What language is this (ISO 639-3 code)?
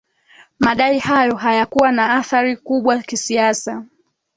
swa